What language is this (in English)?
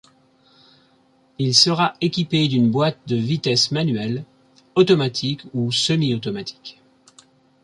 French